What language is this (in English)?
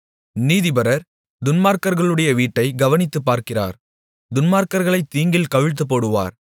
Tamil